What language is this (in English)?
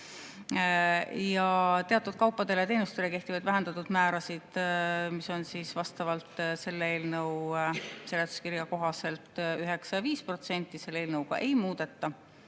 Estonian